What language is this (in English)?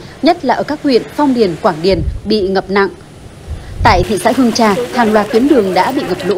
Vietnamese